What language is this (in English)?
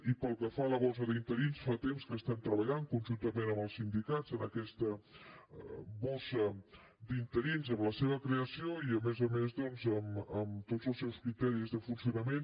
Catalan